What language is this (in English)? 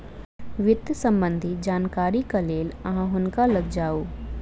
Maithili